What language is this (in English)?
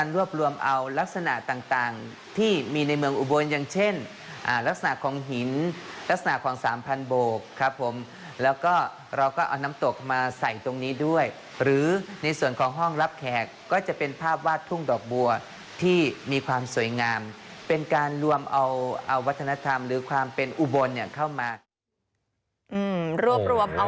Thai